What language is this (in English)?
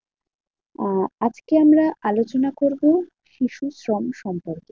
Bangla